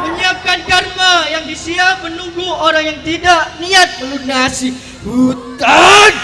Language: Indonesian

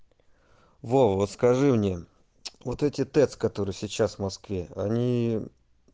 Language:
Russian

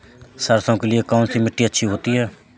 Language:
Hindi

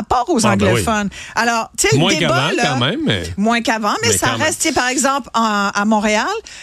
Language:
French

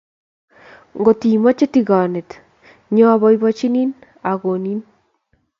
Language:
Kalenjin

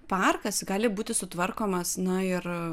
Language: Lithuanian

